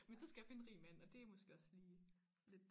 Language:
Danish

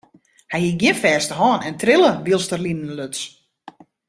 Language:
Western Frisian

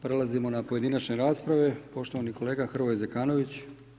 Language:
Croatian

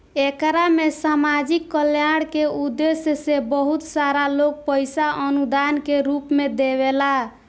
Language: Bhojpuri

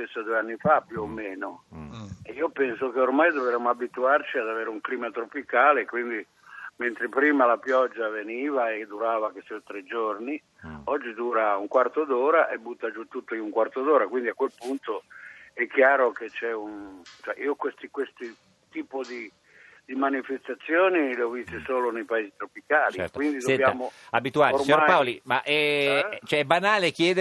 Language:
Italian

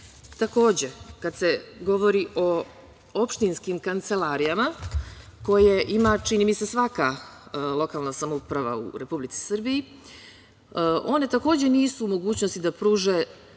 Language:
Serbian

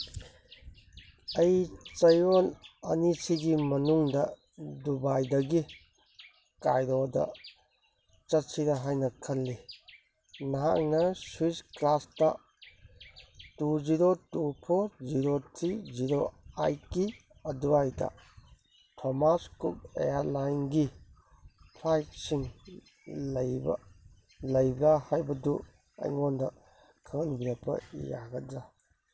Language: Manipuri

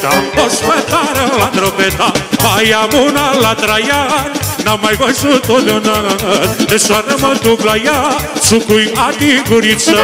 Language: Romanian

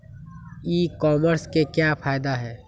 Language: Magahi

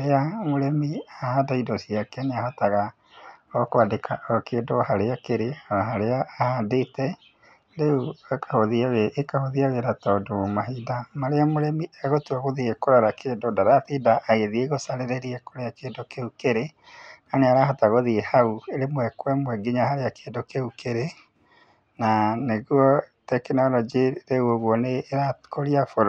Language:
Kikuyu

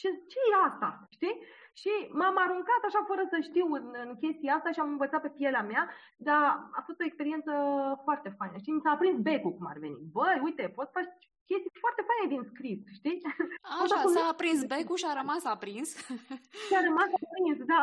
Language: Romanian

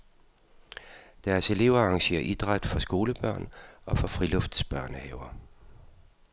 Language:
Danish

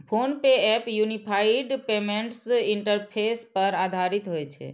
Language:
Maithili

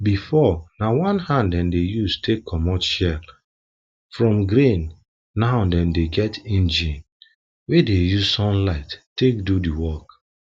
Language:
Nigerian Pidgin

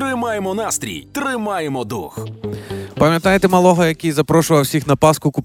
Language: Ukrainian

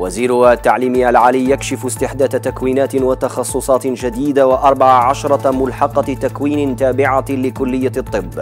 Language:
Arabic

